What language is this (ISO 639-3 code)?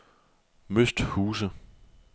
dan